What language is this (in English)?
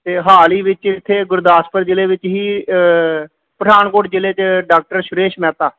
Punjabi